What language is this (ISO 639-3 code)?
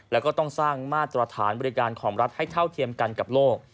tha